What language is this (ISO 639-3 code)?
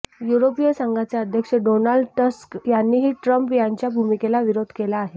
mar